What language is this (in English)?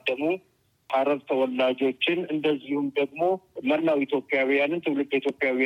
Amharic